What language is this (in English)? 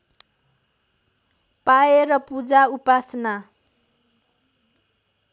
Nepali